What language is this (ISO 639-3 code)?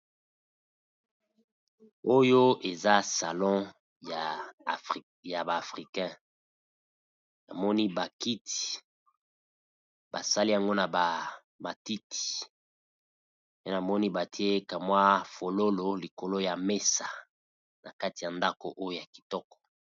lin